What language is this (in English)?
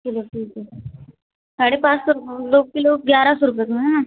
Hindi